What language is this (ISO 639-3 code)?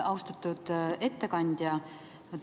est